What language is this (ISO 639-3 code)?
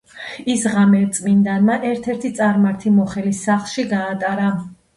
kat